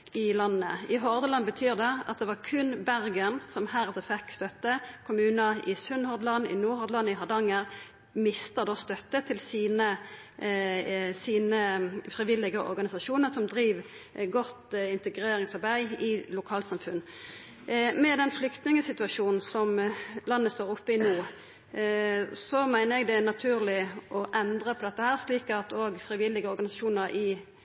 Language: Norwegian Nynorsk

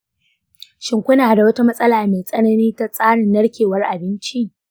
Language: Hausa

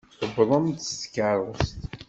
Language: Kabyle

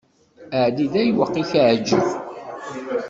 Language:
Kabyle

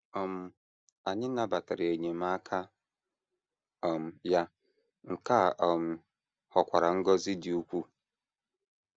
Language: Igbo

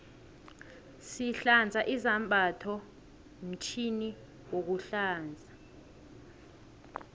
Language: South Ndebele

